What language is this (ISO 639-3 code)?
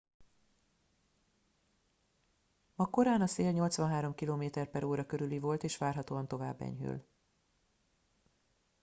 hun